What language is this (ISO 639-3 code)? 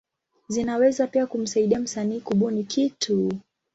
swa